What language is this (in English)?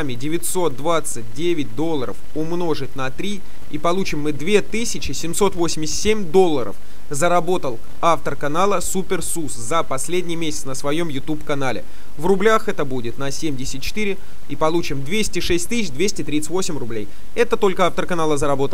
Russian